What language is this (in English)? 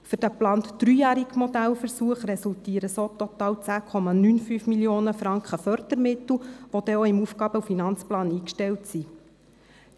Swiss German